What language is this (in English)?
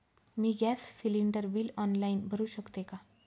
Marathi